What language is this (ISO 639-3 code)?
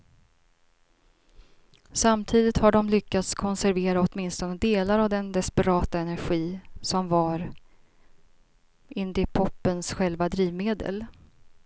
swe